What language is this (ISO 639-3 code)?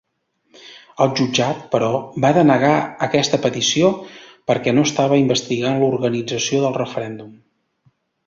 cat